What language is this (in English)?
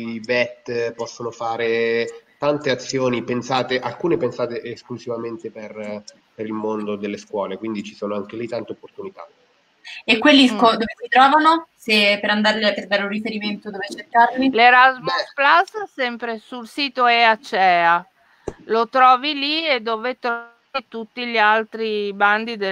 Italian